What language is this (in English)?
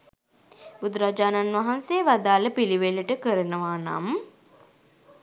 Sinhala